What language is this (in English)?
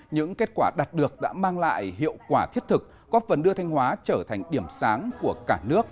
Vietnamese